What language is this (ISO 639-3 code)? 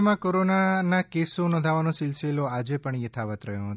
guj